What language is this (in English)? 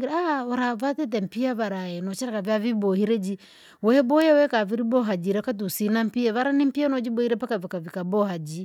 Langi